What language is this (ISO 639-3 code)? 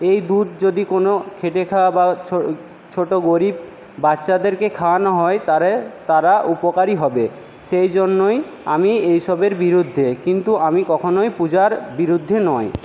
ben